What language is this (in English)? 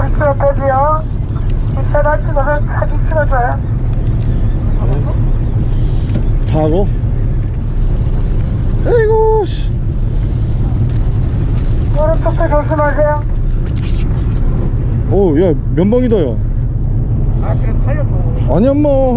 Korean